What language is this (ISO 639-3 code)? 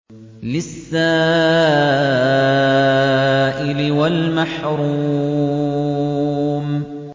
ara